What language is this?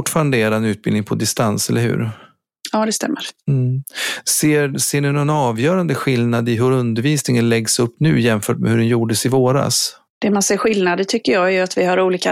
Swedish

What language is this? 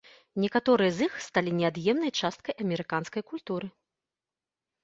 Belarusian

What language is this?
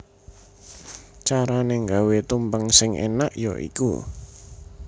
Javanese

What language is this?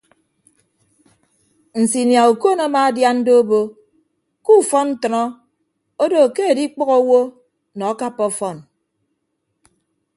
Ibibio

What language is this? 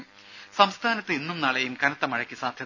Malayalam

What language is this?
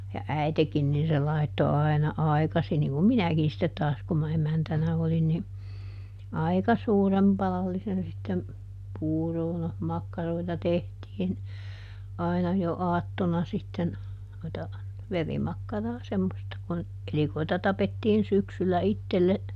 Finnish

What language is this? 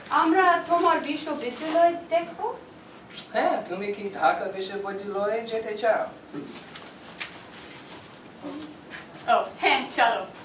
Bangla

